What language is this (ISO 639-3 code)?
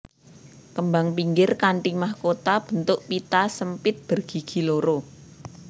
jav